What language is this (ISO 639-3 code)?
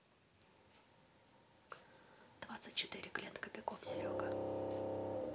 rus